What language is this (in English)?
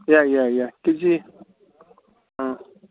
Manipuri